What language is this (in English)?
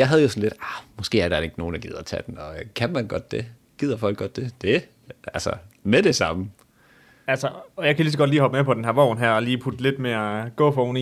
Danish